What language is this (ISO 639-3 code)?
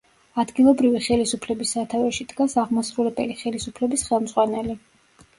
kat